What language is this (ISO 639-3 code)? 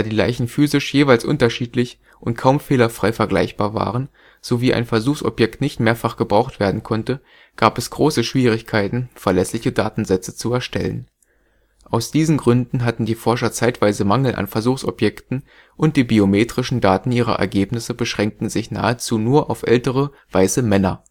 deu